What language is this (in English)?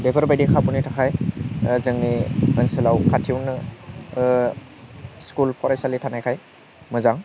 Bodo